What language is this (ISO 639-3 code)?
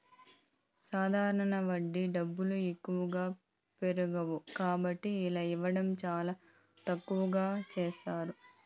tel